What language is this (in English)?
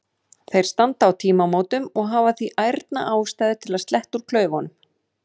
Icelandic